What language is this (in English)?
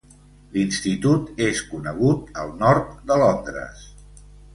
Catalan